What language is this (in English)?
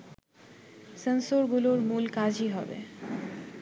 Bangla